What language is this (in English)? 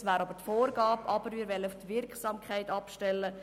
Swiss German